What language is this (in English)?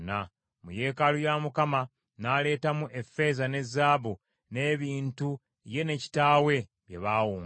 Ganda